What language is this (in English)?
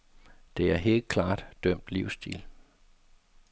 Danish